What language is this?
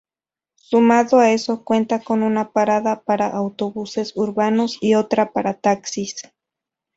Spanish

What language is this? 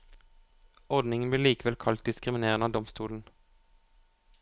Norwegian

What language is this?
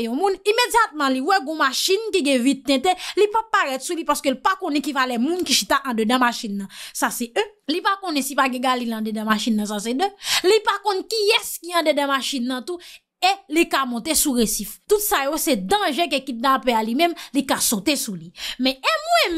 French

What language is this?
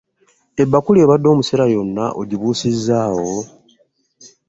Ganda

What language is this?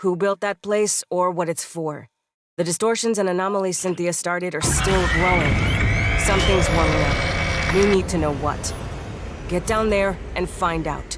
English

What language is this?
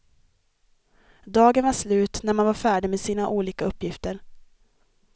Swedish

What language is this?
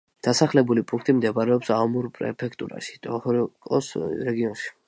Georgian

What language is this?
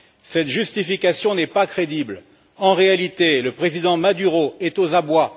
French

